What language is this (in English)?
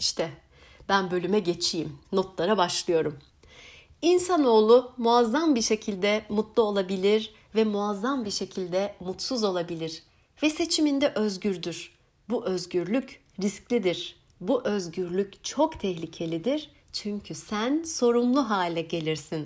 Turkish